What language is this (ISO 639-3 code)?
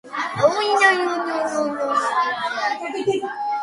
kat